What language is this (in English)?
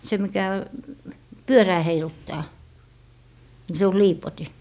Finnish